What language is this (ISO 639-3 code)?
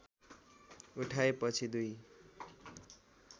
nep